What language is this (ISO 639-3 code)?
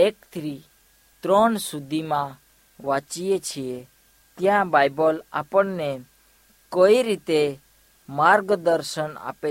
hin